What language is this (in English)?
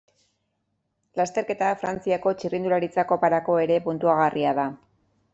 Basque